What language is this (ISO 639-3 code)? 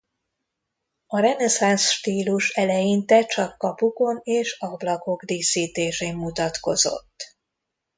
hun